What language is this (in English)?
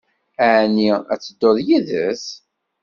Kabyle